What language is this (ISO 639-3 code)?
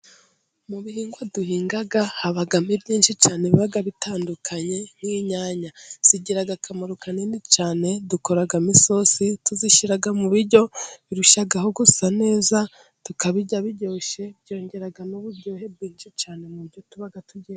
kin